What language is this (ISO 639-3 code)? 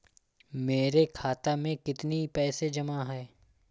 hin